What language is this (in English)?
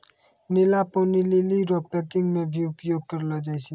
Maithili